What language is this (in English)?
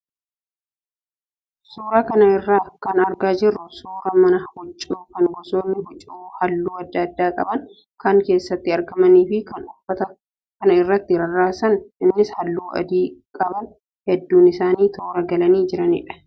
Oromo